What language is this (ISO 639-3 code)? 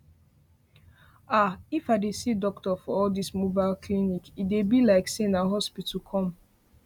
pcm